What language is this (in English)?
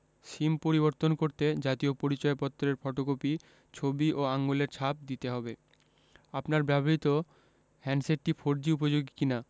Bangla